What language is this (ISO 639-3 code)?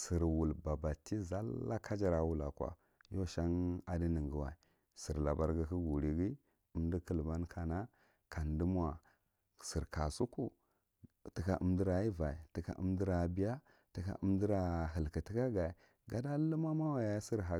mrt